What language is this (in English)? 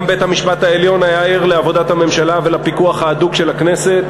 Hebrew